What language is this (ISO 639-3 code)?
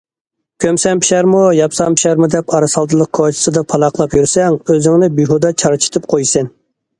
uig